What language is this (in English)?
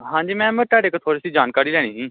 Punjabi